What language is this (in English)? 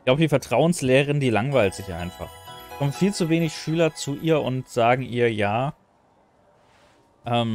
German